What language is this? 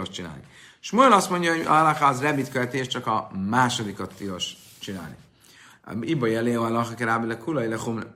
Hungarian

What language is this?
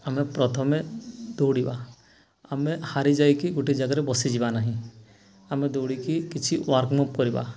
Odia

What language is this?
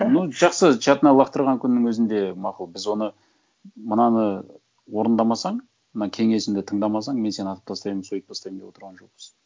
Kazakh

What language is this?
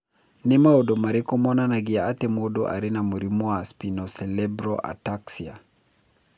Kikuyu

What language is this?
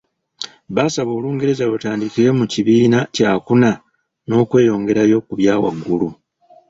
Ganda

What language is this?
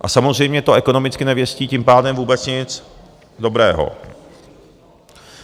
Czech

